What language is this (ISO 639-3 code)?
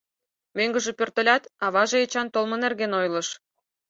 chm